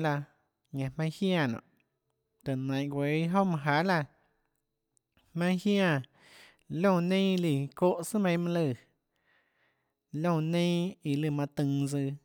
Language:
Tlacoatzintepec Chinantec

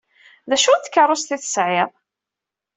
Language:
Kabyle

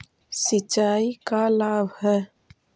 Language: Magahi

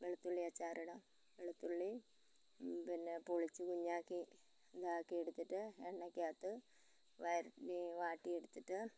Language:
Malayalam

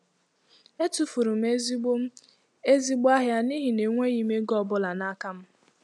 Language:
Igbo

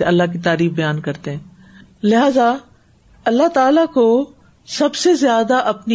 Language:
Urdu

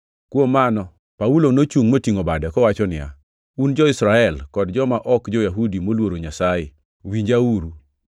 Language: Luo (Kenya and Tanzania)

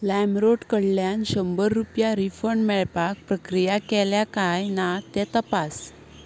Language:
Konkani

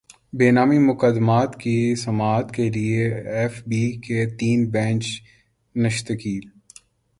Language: Urdu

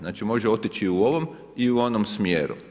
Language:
Croatian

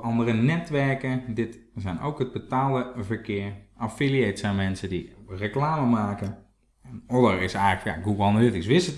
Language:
Dutch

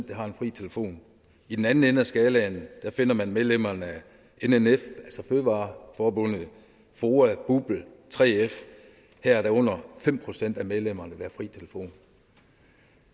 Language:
Danish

